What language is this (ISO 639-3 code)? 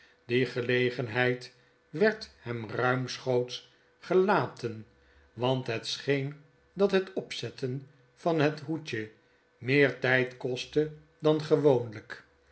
nld